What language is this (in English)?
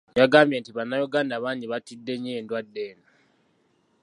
Ganda